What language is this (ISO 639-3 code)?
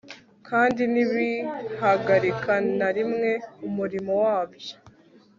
kin